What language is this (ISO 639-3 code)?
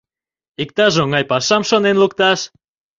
chm